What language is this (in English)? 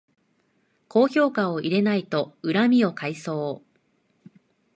Japanese